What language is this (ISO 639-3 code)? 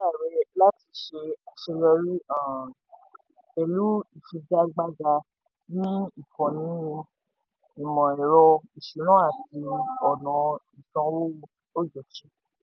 yor